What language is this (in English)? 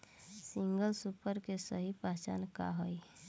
Bhojpuri